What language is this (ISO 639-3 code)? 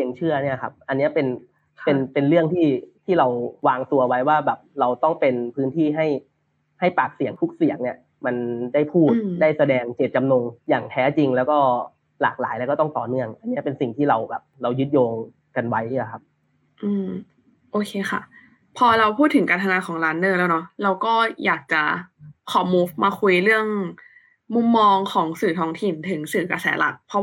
tha